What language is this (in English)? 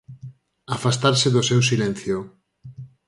Galician